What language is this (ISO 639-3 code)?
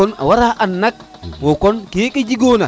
srr